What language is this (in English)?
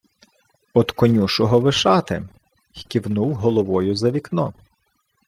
Ukrainian